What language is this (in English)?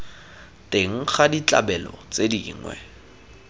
Tswana